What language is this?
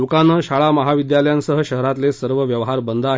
Marathi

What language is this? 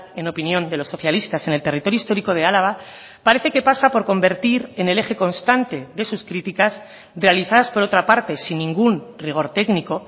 Spanish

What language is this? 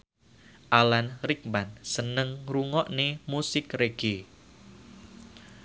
Javanese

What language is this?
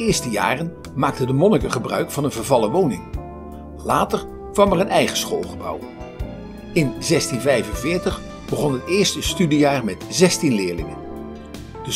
Dutch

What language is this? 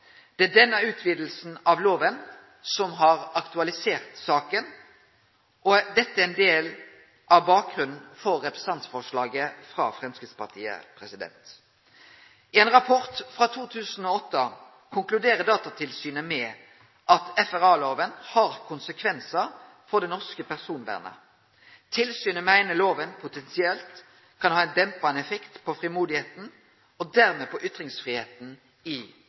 Norwegian Nynorsk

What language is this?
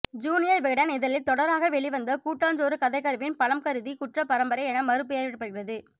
Tamil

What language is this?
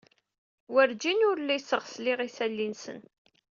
Kabyle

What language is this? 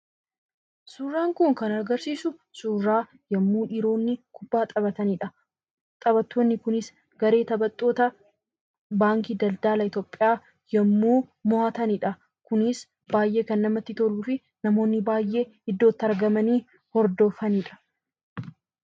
Oromo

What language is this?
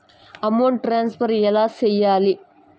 Telugu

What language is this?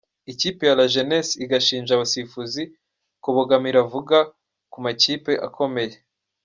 Kinyarwanda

